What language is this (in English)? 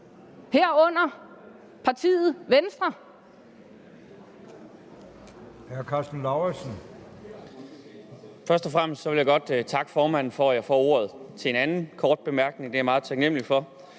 Danish